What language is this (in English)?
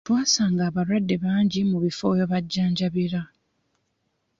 Ganda